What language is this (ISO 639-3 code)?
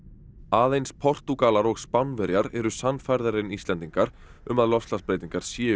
isl